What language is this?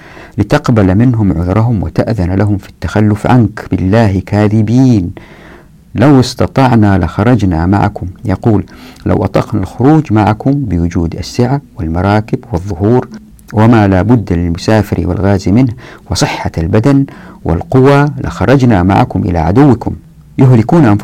Arabic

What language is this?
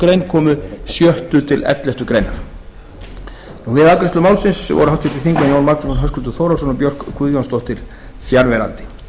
Icelandic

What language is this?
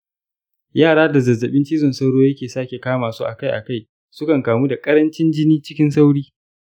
Hausa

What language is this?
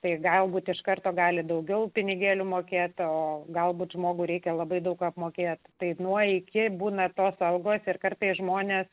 Lithuanian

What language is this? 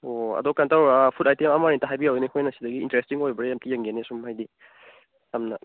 Manipuri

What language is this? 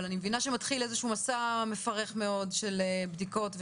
Hebrew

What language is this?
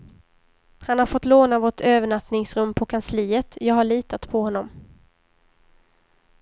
Swedish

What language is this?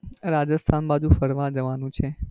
Gujarati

